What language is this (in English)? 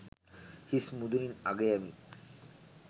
Sinhala